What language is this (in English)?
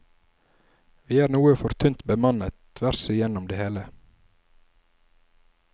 Norwegian